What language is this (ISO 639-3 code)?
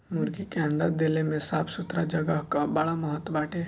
bho